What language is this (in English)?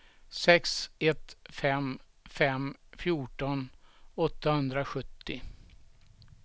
Swedish